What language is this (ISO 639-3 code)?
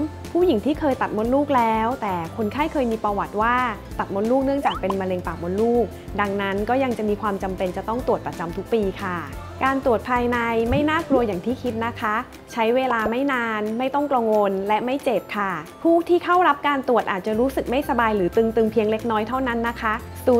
tha